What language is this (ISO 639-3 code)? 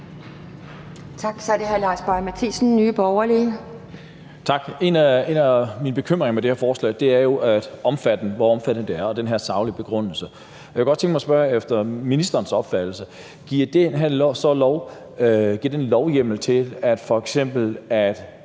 dan